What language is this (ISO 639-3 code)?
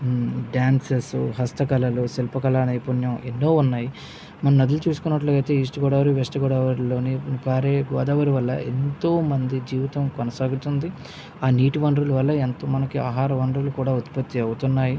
tel